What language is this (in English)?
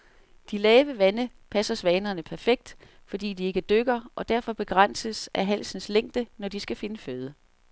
Danish